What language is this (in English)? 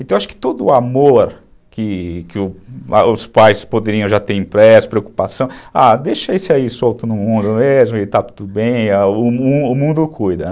Portuguese